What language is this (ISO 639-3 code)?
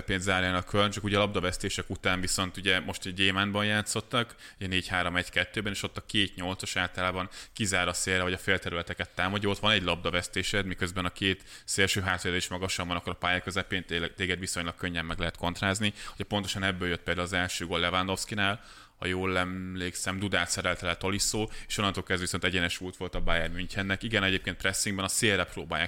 hun